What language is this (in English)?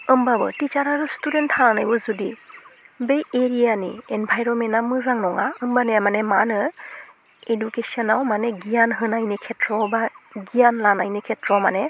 Bodo